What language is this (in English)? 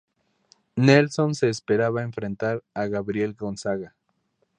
Spanish